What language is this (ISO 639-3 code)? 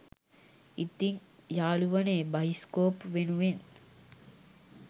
sin